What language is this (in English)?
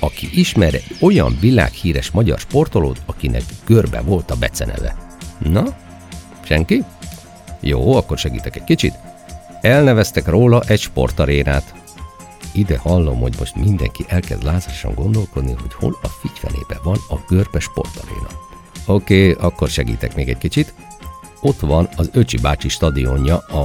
Hungarian